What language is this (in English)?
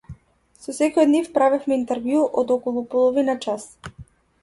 Macedonian